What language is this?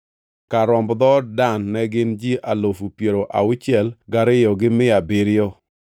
Luo (Kenya and Tanzania)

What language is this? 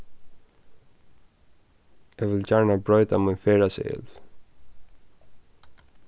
Faroese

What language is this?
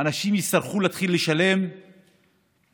Hebrew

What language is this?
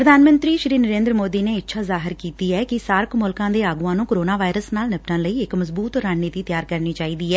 Punjabi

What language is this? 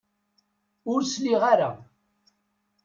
Kabyle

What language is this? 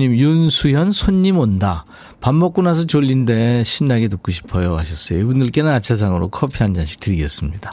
Korean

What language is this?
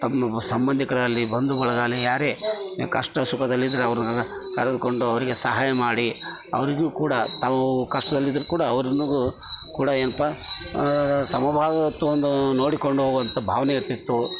Kannada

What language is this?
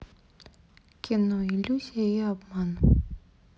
Russian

